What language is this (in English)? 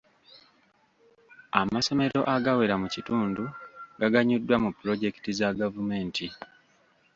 Ganda